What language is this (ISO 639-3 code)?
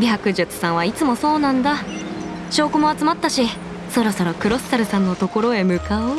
jpn